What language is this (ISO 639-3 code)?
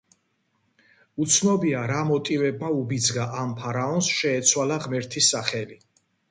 kat